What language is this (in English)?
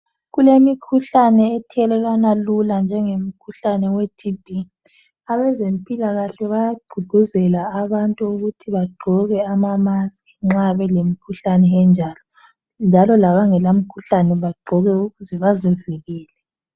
North Ndebele